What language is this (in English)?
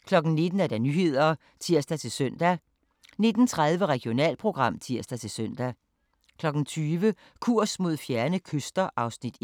Danish